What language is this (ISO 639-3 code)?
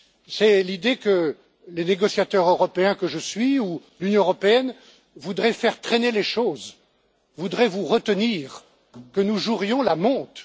fra